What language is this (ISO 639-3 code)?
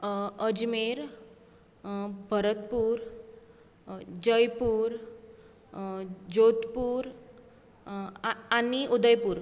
kok